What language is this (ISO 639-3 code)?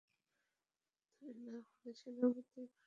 ben